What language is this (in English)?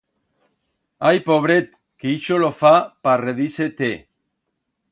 Aragonese